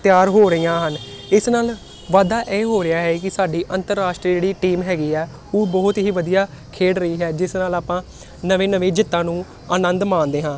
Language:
Punjabi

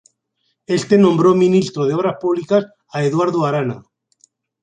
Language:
Spanish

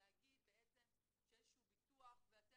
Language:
Hebrew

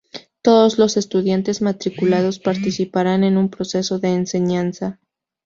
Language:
Spanish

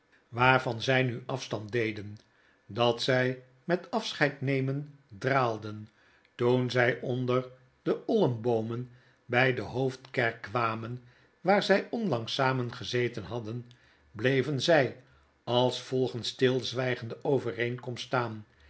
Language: Dutch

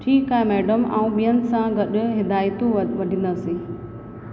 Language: Sindhi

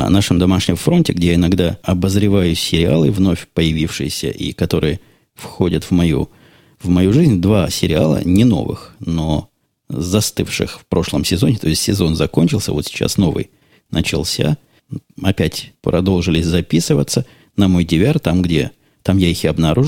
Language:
Russian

